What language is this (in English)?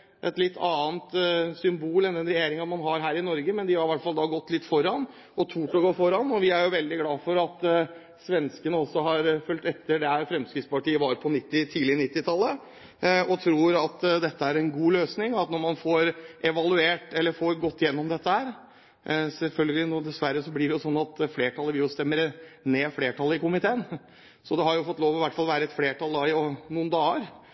Norwegian Bokmål